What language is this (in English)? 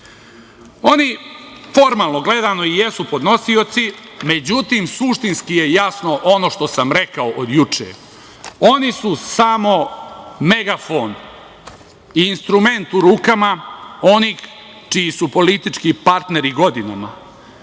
Serbian